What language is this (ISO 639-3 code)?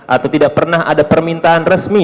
ind